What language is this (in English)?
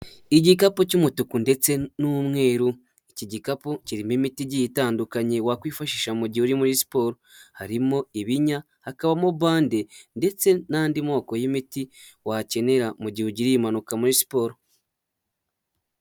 Kinyarwanda